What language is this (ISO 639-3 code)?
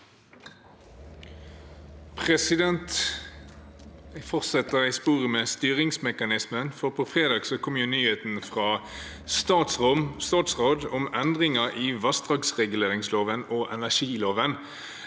nor